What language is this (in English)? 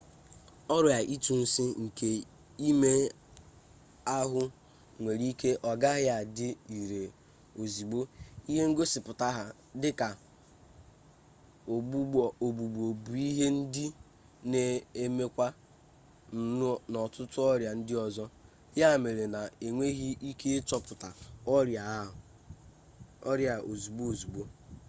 Igbo